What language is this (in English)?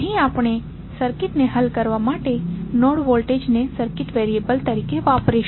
Gujarati